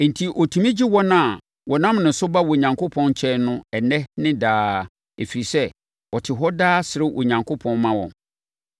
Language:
Akan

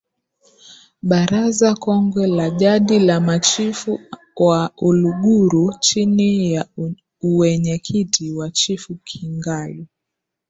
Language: Swahili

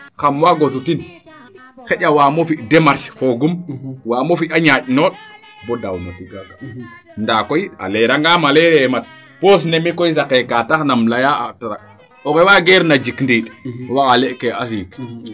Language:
Serer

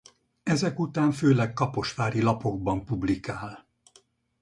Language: Hungarian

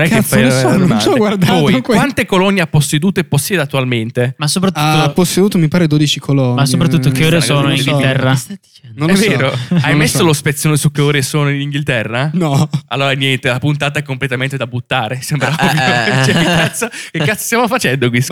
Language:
Italian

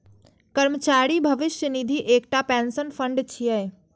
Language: Maithili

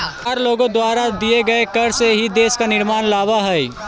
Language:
Magahi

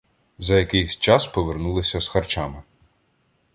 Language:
Ukrainian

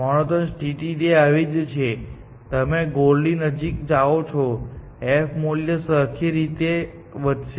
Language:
Gujarati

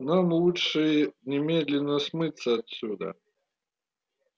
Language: Russian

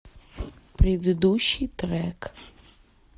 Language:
Russian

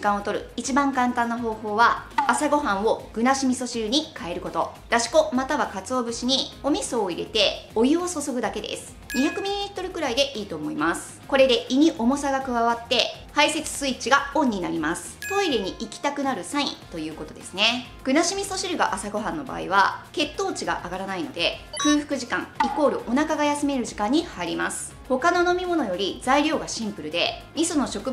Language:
Japanese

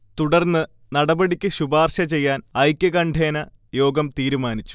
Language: Malayalam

